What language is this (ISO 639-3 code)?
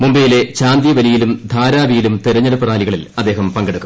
mal